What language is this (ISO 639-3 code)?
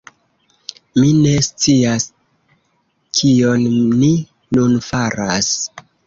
epo